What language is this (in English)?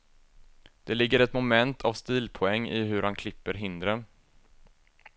Swedish